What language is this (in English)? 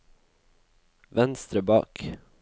Norwegian